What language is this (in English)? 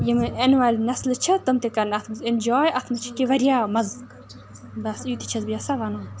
Kashmiri